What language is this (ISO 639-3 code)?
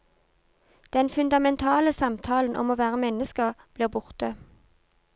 nor